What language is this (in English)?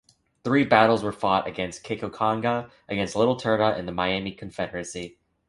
English